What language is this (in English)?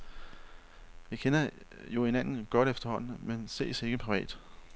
Danish